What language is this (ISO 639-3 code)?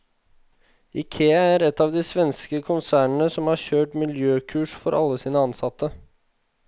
nor